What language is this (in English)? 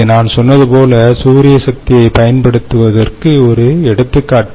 Tamil